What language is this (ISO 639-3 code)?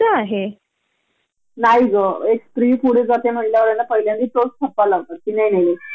mar